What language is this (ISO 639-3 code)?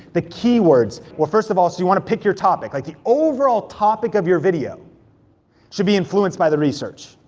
eng